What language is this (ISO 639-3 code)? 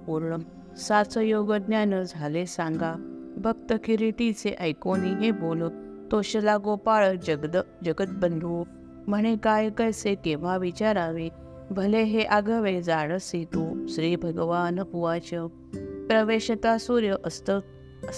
mar